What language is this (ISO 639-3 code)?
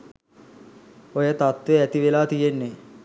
sin